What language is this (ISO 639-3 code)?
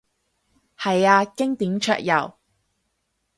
yue